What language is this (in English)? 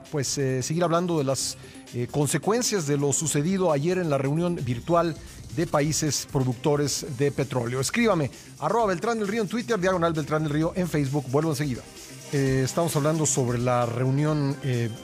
Spanish